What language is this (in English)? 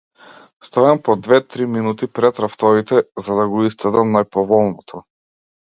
Macedonian